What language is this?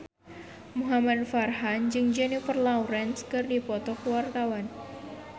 Sundanese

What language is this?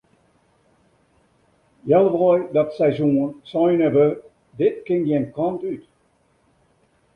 Western Frisian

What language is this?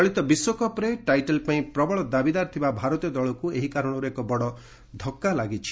Odia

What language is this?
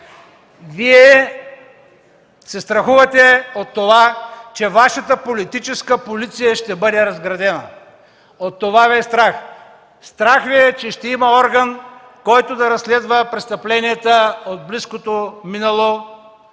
Bulgarian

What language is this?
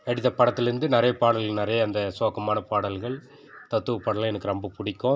Tamil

